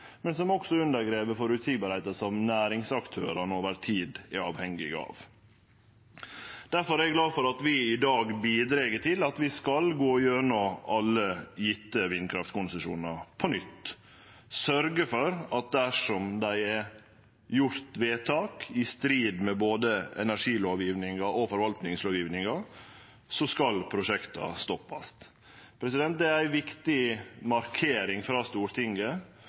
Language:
Norwegian Nynorsk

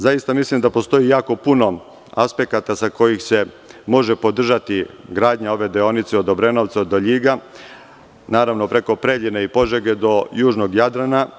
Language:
Serbian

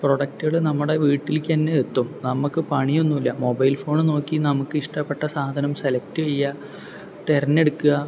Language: Malayalam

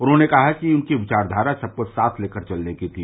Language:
Hindi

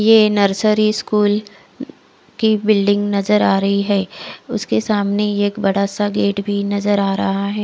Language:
Hindi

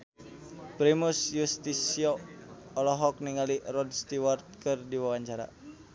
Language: Sundanese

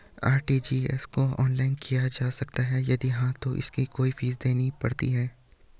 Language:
Hindi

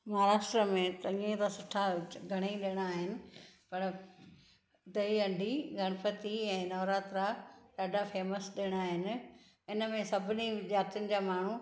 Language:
Sindhi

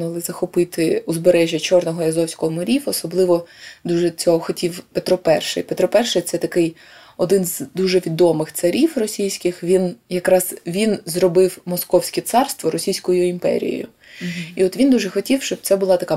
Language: Ukrainian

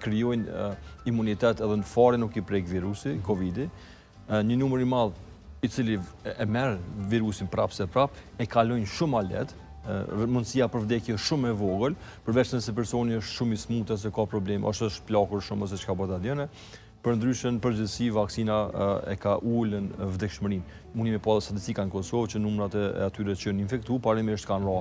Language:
Turkish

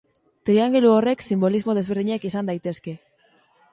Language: Basque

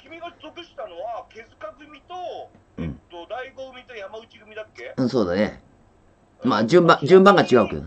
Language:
Japanese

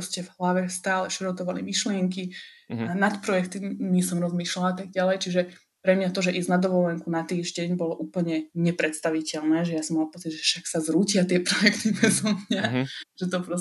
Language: Slovak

